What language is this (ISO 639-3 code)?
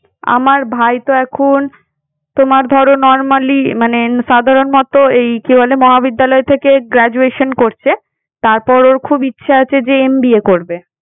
ben